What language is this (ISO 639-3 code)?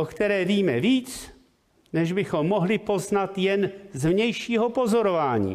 ces